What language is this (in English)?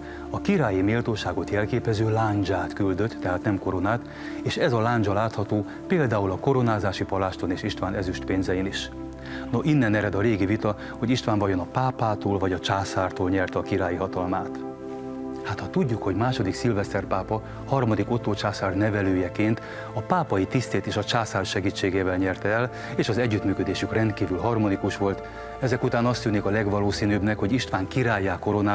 Hungarian